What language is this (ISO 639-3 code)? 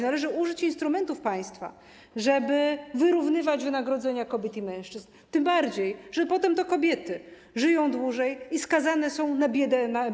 pol